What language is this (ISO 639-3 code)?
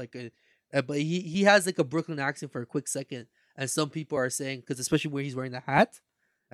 eng